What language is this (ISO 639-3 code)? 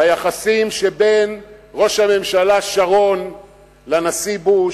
heb